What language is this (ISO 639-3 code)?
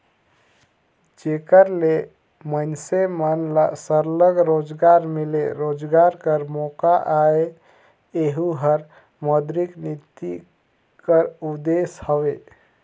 hne